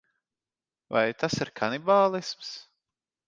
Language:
Latvian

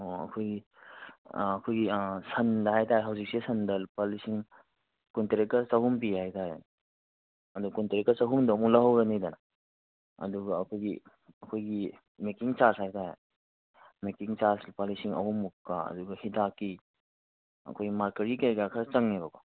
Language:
Manipuri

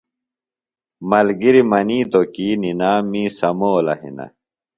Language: Phalura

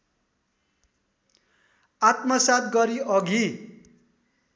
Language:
Nepali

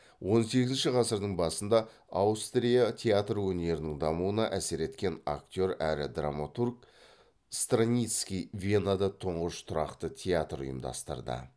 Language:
Kazakh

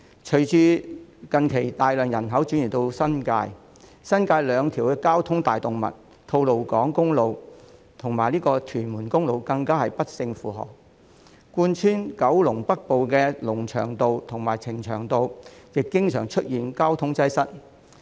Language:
Cantonese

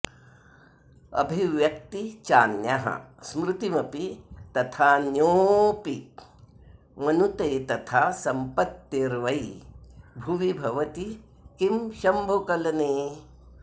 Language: Sanskrit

